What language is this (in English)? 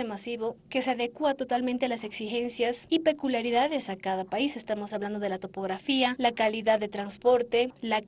Spanish